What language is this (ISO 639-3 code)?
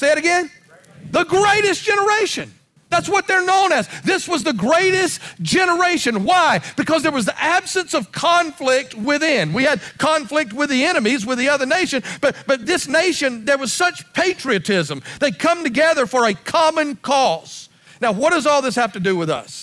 eng